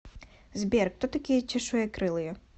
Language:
Russian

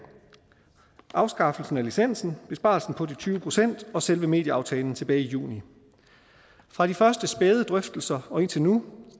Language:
Danish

